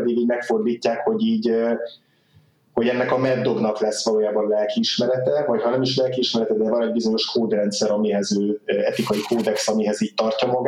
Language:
Hungarian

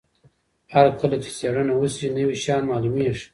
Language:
Pashto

